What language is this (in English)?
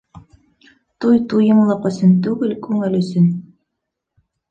Bashkir